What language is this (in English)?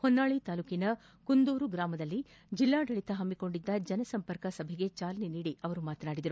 Kannada